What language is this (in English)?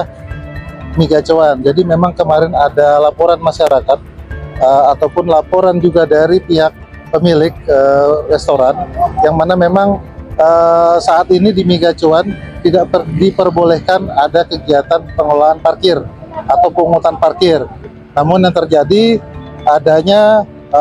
Indonesian